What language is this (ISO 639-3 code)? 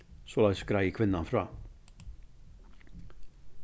fao